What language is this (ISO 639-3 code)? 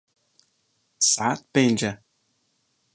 kur